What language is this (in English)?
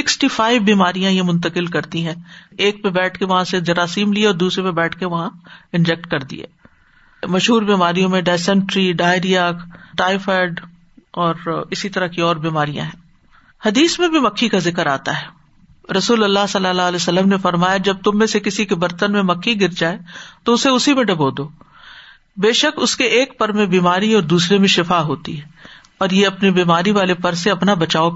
Urdu